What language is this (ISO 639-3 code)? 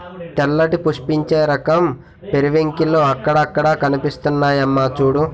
tel